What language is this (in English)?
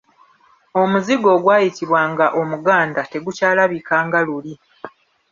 Ganda